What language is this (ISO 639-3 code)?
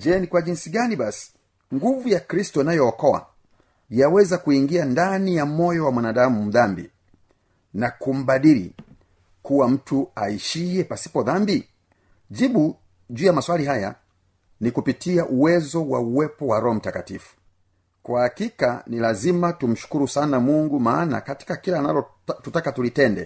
swa